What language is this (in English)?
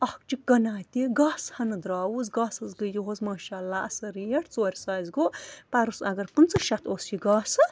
Kashmiri